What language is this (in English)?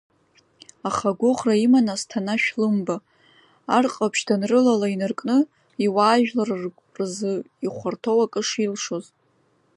Abkhazian